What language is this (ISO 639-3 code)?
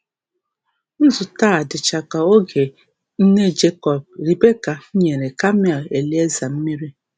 ibo